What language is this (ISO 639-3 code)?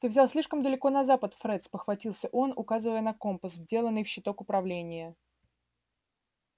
rus